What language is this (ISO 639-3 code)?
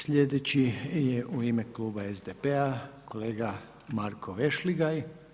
hrv